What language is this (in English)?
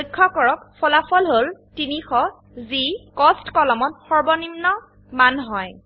Assamese